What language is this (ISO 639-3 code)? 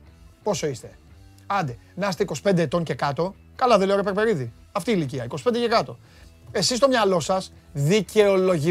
ell